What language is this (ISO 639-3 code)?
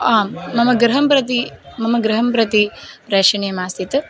san